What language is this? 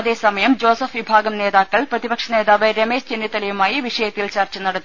Malayalam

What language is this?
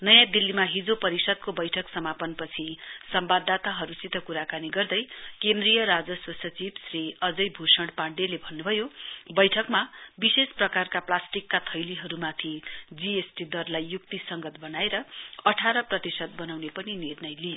Nepali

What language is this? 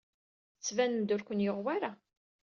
Kabyle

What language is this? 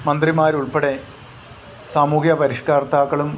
Malayalam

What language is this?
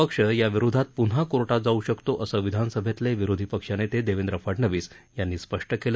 Marathi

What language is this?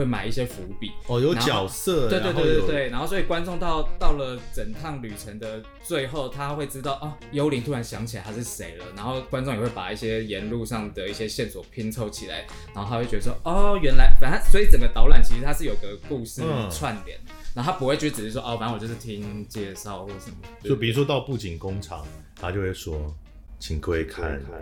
Chinese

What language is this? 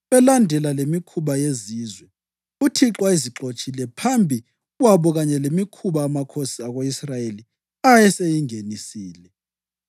North Ndebele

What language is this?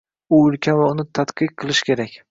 Uzbek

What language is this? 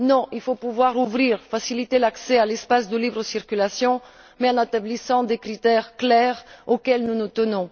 French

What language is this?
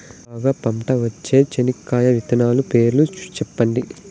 Telugu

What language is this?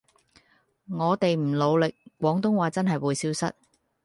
Cantonese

